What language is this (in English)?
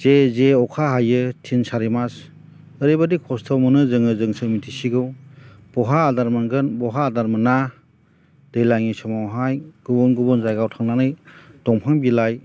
Bodo